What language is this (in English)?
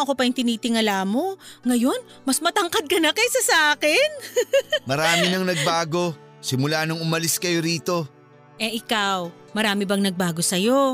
Filipino